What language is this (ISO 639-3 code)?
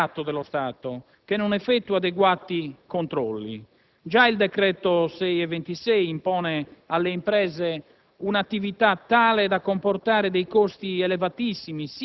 ita